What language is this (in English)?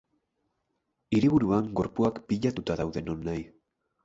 Basque